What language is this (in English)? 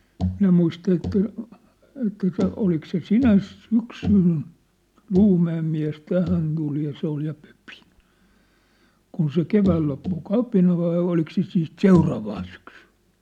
Finnish